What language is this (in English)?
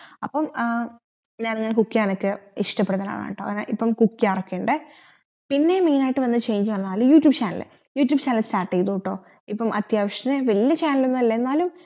Malayalam